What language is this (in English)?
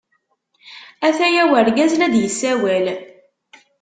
Kabyle